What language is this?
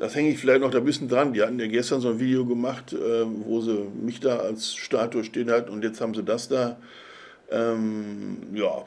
German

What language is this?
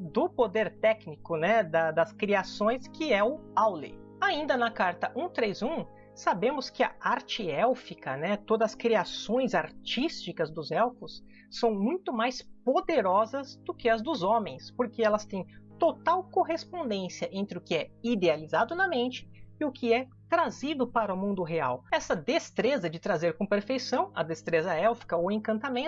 Portuguese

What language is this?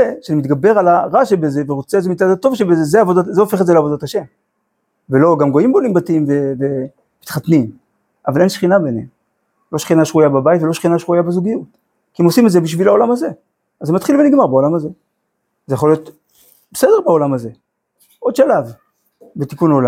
Hebrew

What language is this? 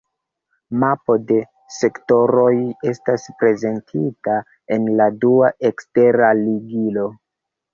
Esperanto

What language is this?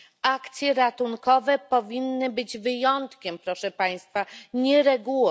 Polish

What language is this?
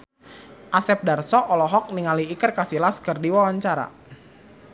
Sundanese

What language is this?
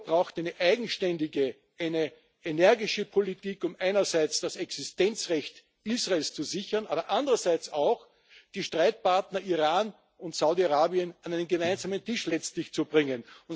German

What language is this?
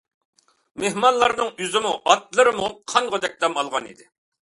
Uyghur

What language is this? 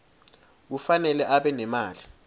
Swati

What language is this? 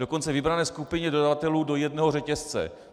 Czech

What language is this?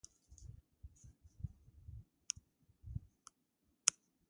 Spanish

